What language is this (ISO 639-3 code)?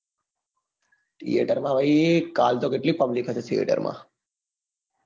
guj